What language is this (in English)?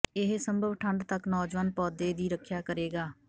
Punjabi